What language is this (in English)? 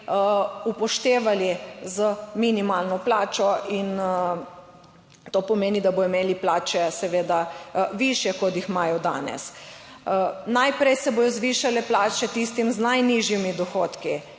Slovenian